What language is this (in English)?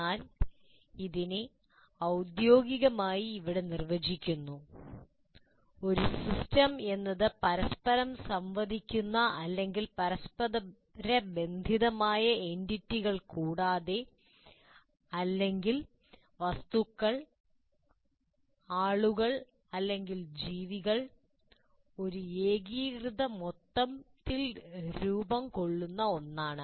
Malayalam